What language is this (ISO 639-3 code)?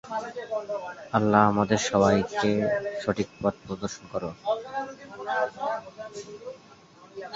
ben